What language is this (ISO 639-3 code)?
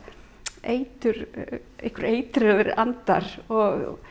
isl